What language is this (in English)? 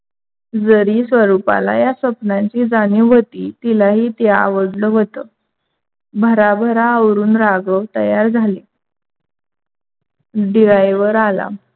Marathi